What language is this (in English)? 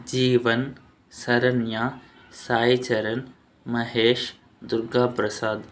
Telugu